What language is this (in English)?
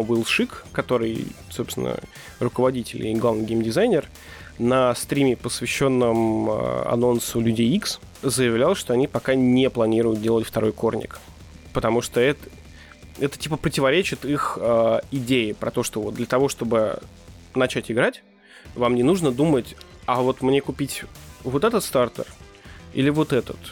Russian